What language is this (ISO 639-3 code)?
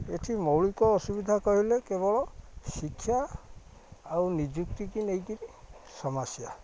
ori